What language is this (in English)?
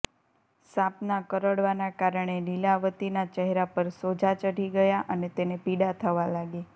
Gujarati